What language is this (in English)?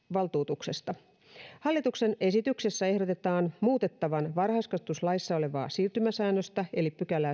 Finnish